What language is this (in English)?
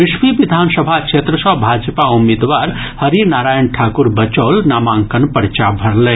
Maithili